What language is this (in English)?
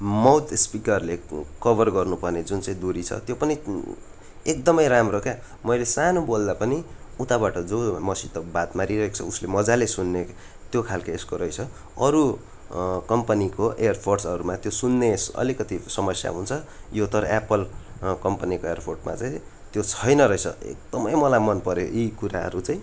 Nepali